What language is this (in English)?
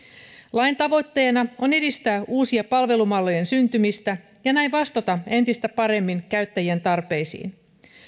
Finnish